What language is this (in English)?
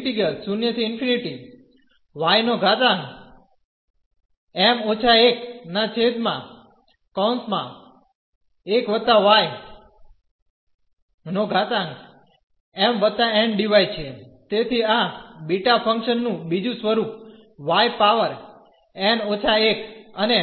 Gujarati